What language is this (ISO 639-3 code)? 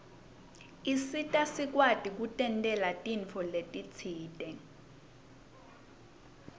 ssw